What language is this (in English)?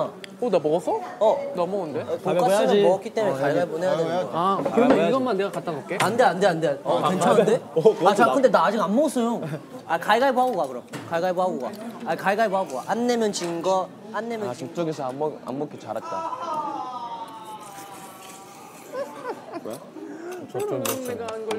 Korean